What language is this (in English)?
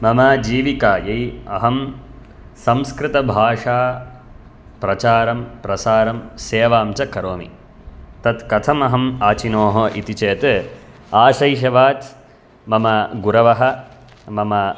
Sanskrit